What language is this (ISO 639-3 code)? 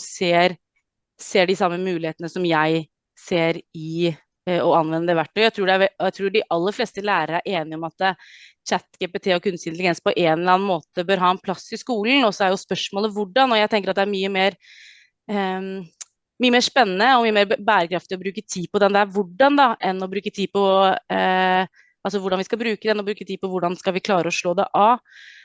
nor